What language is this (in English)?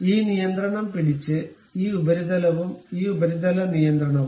Malayalam